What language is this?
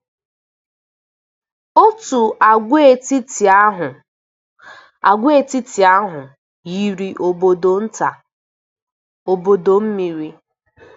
Igbo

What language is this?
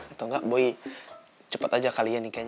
Indonesian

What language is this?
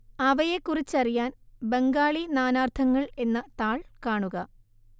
Malayalam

